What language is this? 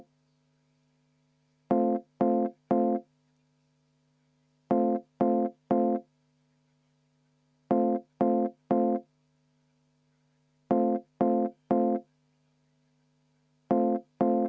Estonian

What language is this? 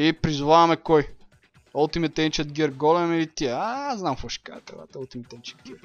Bulgarian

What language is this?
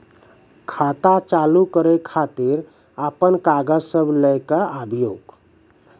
Maithili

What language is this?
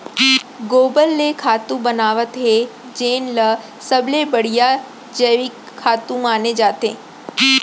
Chhattisgarhi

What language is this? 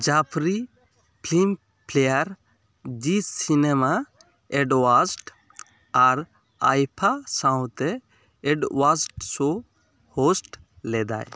Santali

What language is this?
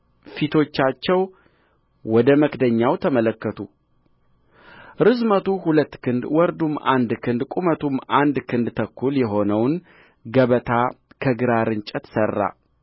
Amharic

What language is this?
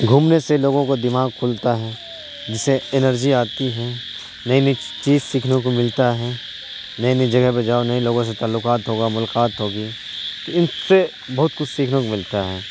Urdu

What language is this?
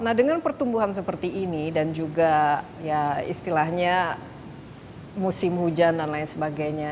Indonesian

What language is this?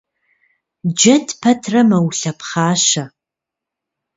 Kabardian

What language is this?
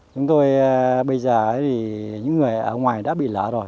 Vietnamese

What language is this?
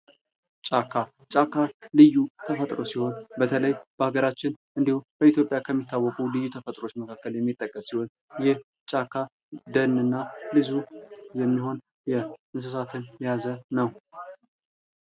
Amharic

